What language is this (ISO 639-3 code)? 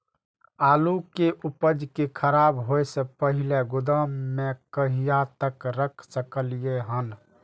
mai